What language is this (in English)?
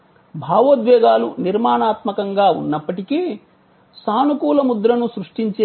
Telugu